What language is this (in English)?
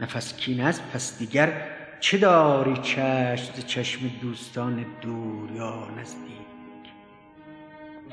Persian